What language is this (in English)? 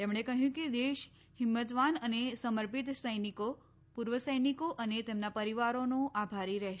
Gujarati